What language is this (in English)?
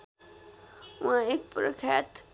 Nepali